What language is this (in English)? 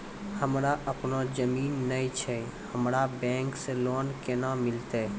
Maithili